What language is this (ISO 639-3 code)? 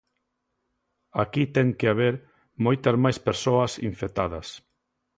glg